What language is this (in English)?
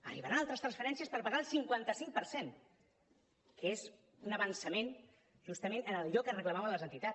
Catalan